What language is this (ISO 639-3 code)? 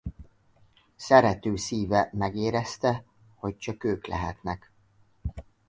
hun